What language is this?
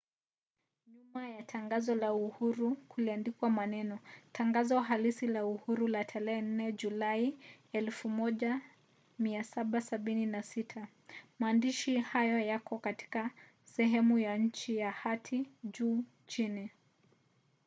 Swahili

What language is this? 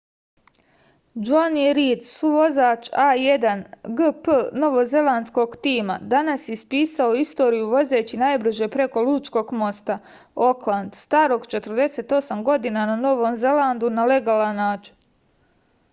Serbian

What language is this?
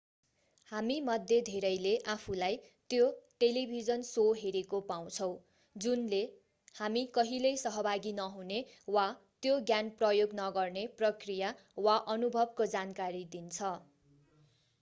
Nepali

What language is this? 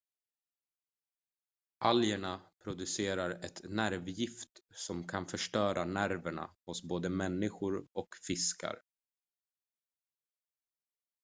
Swedish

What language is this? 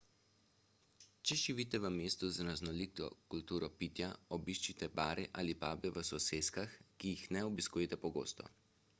Slovenian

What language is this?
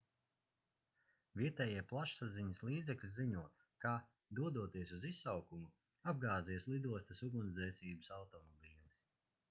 Latvian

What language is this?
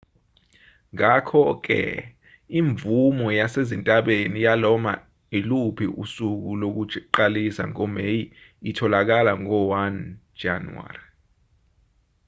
Zulu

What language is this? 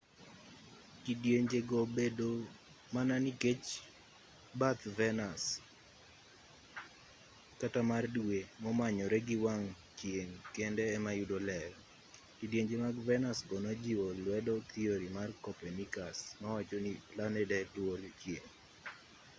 Luo (Kenya and Tanzania)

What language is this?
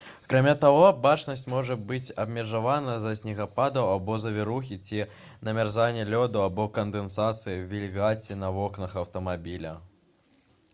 Belarusian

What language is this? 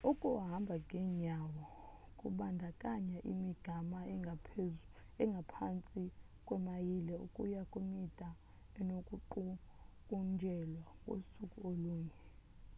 Xhosa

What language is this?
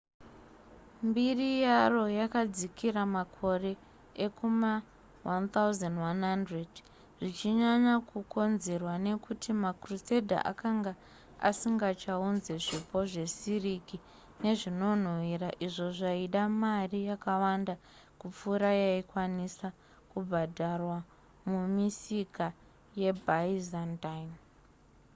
Shona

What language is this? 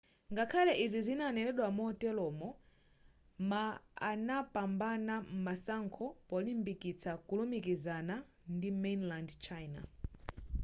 Nyanja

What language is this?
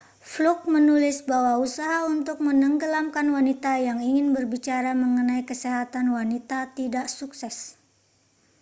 Indonesian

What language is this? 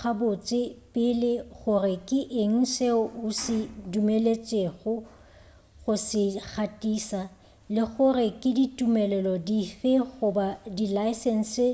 Northern Sotho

